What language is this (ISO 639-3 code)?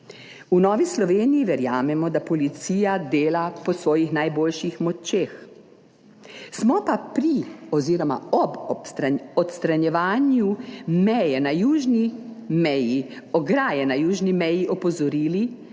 slv